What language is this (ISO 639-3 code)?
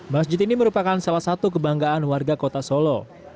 ind